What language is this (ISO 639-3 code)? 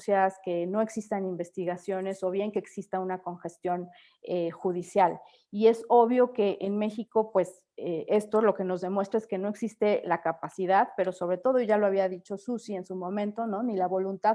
spa